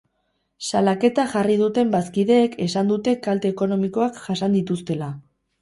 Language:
Basque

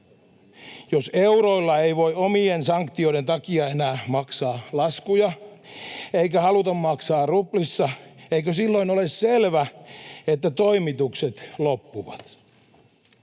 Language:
Finnish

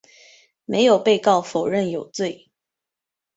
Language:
Chinese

